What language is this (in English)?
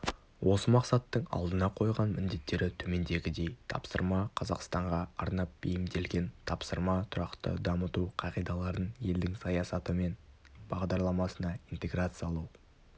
Kazakh